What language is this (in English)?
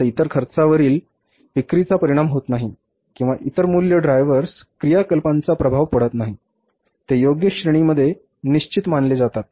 Marathi